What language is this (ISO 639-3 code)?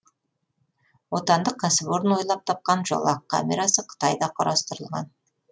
kaz